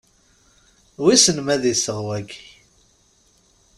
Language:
Kabyle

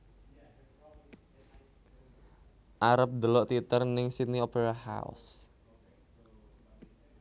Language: Javanese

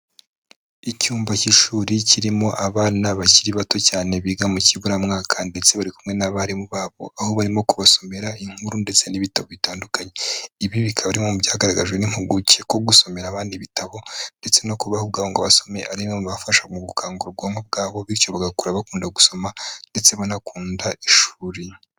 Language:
Kinyarwanda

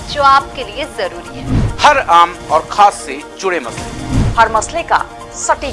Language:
Hindi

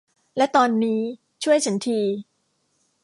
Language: Thai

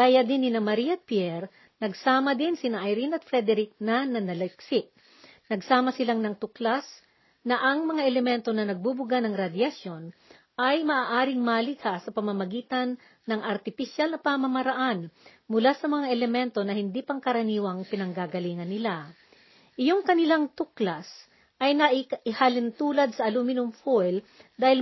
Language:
Filipino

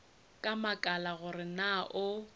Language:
Northern Sotho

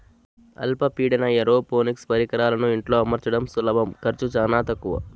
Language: Telugu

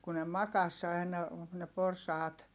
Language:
Finnish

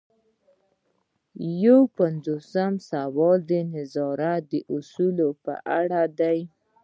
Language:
Pashto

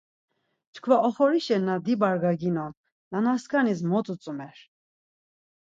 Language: Laz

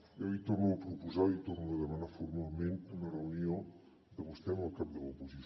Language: Catalan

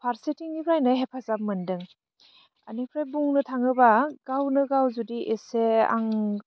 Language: Bodo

